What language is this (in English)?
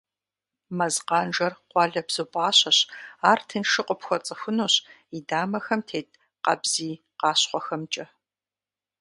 Kabardian